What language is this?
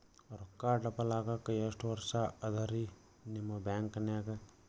Kannada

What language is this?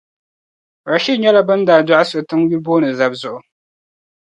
Dagbani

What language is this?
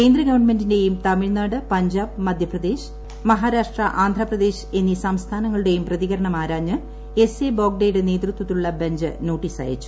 Malayalam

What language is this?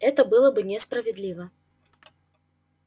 Russian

